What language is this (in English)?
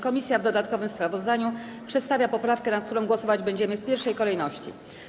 Polish